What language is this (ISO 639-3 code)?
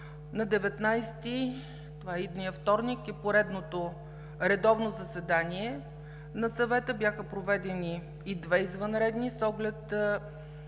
bul